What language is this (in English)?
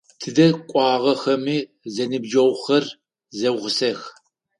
Adyghe